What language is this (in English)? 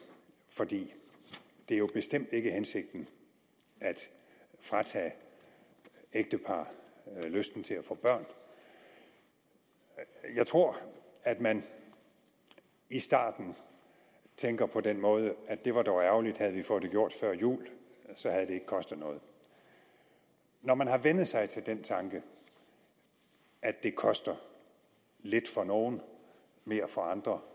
Danish